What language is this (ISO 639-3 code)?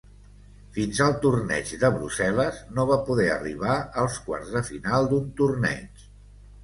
cat